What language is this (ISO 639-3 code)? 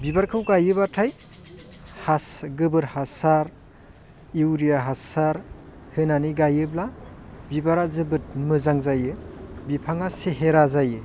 brx